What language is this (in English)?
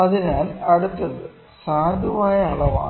Malayalam